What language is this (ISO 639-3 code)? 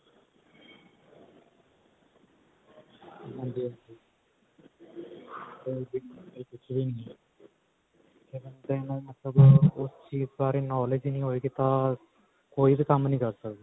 pan